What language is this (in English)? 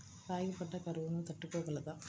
Telugu